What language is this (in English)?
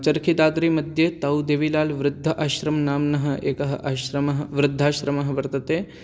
Sanskrit